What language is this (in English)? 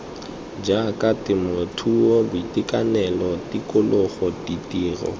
Tswana